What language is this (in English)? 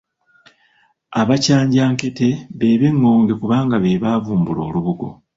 Ganda